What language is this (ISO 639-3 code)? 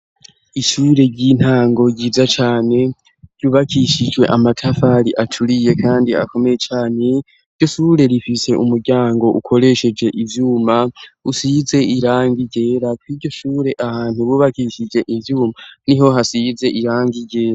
run